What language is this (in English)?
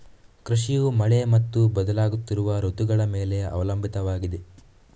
Kannada